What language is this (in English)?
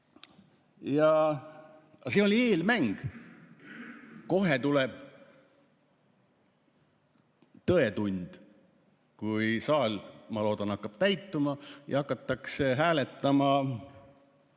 Estonian